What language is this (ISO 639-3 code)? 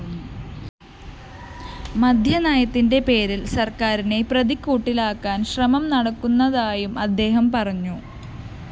mal